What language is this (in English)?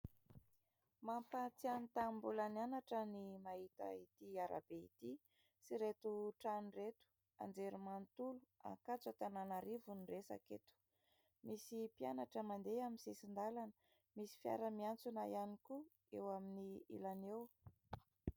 Malagasy